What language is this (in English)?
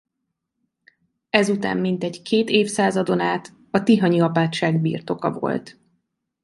Hungarian